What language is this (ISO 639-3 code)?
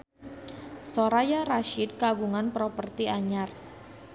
sun